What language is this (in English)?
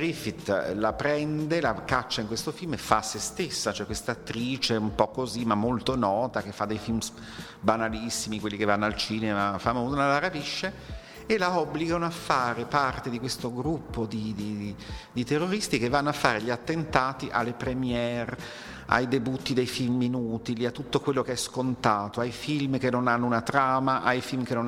Italian